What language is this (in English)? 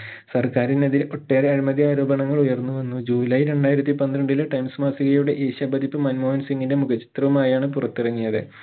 Malayalam